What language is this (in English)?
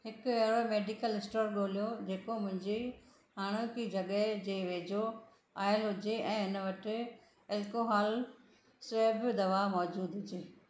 Sindhi